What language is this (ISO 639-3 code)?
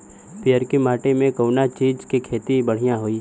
bho